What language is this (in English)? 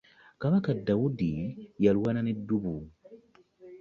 Ganda